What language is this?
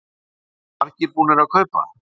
Icelandic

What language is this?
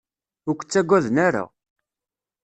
Kabyle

